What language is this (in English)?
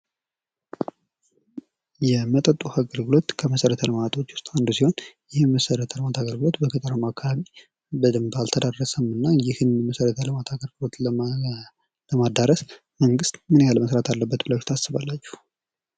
Amharic